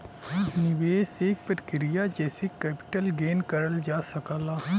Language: Bhojpuri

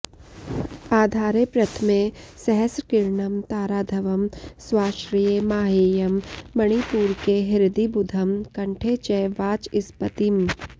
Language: Sanskrit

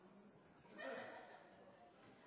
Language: Norwegian Nynorsk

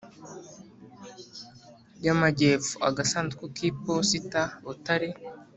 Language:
Kinyarwanda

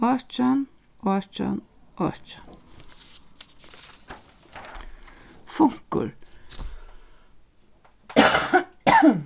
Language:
Faroese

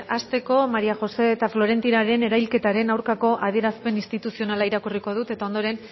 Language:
Basque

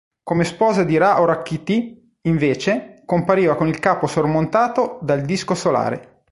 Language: Italian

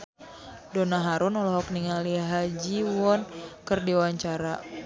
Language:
Sundanese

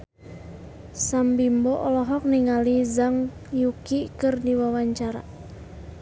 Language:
Sundanese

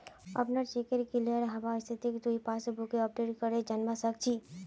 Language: Magahi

